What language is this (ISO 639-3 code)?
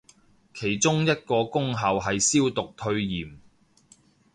yue